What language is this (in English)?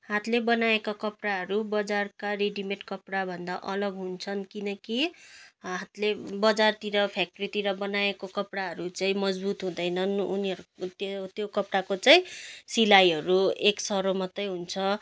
Nepali